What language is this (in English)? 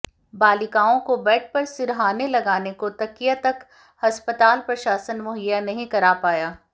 Hindi